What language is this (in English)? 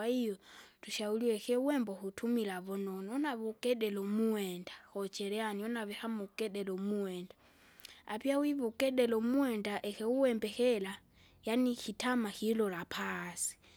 Kinga